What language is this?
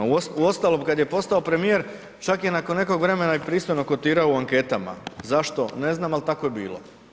Croatian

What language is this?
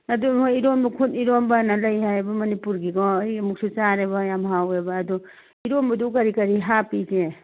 Manipuri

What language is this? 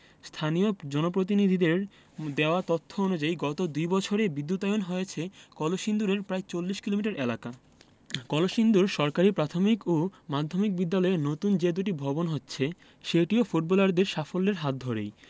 Bangla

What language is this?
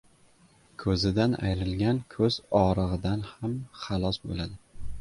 Uzbek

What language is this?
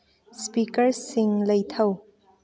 Manipuri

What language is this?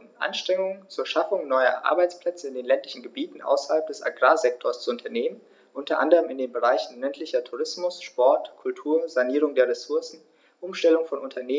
German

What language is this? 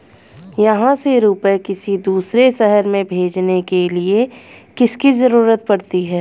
Hindi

